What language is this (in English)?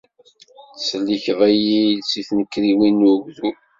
Kabyle